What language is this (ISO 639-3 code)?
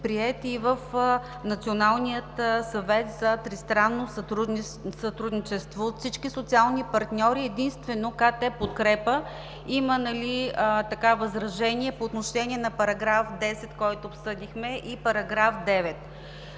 bul